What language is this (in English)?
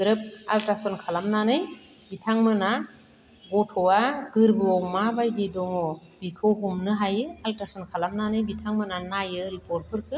Bodo